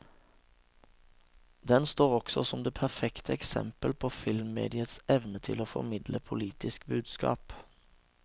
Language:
Norwegian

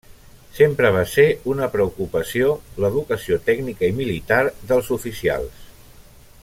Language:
Catalan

